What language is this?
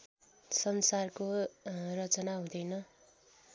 Nepali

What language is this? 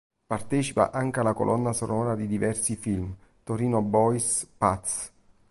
Italian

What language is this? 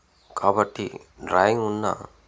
Telugu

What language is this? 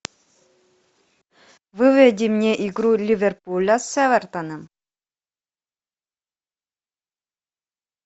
Russian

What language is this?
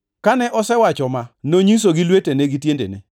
Luo (Kenya and Tanzania)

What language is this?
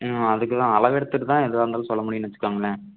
Tamil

